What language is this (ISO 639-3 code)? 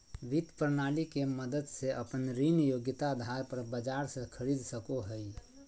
mag